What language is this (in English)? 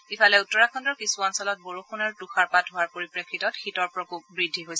Assamese